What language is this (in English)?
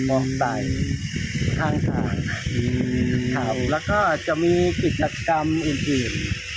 Thai